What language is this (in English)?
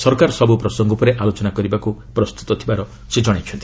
Odia